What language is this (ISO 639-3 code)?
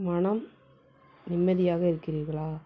tam